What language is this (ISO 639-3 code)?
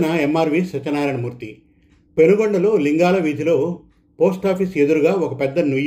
tel